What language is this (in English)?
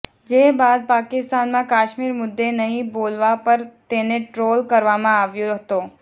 Gujarati